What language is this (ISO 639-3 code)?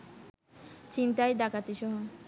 ben